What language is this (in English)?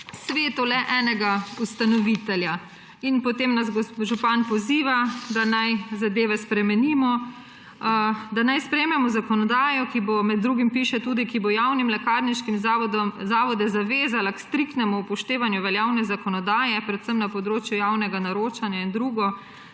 Slovenian